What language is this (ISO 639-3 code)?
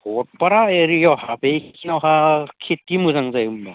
brx